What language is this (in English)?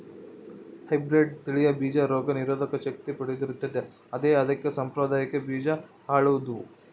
Kannada